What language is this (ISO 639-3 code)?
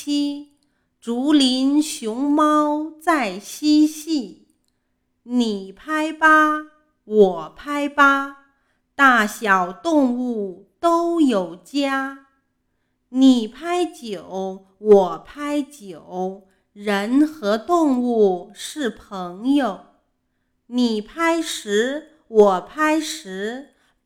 zho